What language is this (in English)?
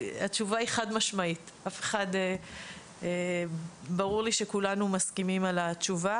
Hebrew